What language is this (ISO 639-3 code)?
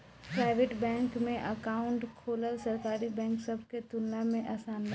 bho